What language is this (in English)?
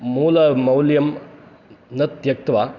Sanskrit